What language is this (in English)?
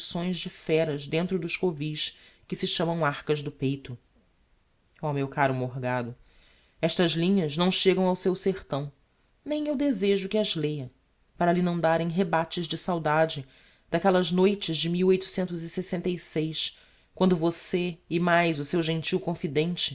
Portuguese